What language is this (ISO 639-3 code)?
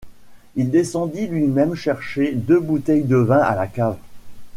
fra